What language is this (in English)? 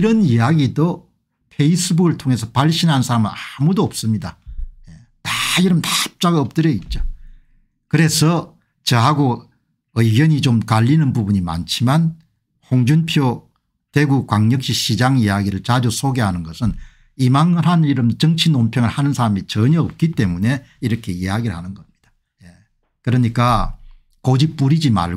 Korean